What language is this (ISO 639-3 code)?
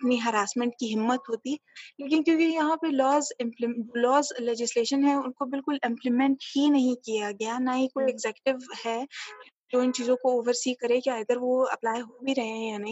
urd